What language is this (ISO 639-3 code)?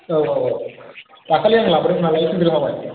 brx